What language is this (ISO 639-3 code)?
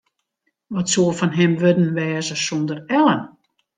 fry